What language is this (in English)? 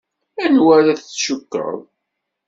Kabyle